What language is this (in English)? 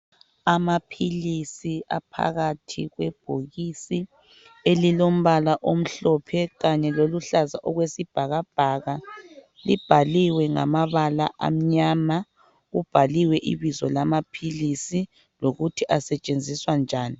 North Ndebele